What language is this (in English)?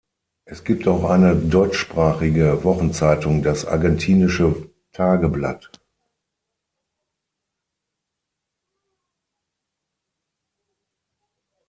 German